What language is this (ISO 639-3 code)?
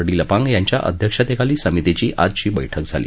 mar